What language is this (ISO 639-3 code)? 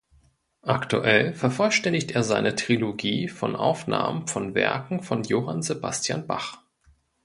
deu